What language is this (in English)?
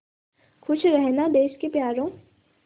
Hindi